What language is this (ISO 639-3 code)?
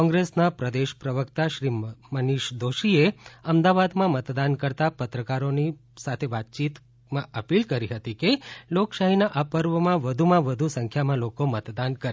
guj